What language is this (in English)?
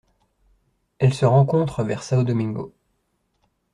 French